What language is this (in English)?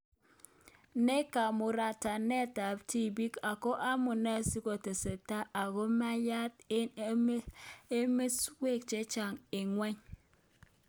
Kalenjin